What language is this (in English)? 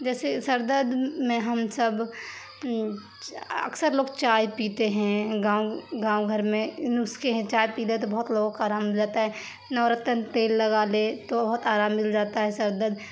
Urdu